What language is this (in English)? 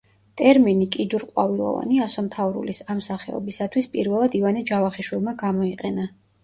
Georgian